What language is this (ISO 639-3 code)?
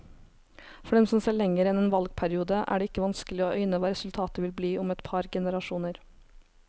nor